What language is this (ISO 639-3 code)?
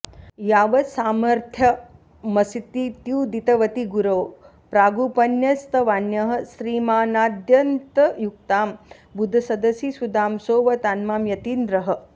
san